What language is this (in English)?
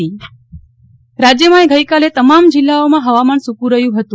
Gujarati